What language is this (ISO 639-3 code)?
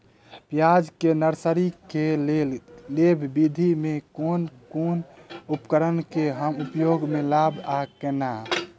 mai